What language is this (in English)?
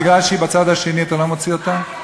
Hebrew